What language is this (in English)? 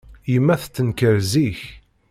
Kabyle